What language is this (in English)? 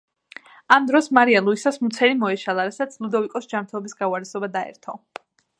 Georgian